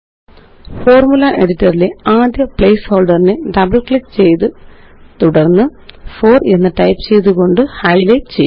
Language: Malayalam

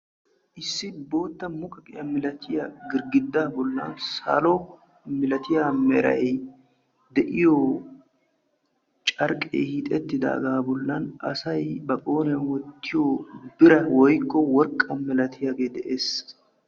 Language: Wolaytta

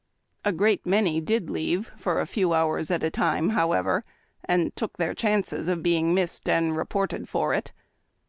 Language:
English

